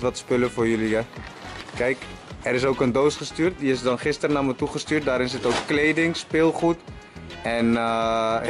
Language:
Dutch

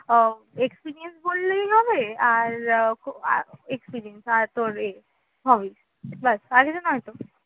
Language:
Bangla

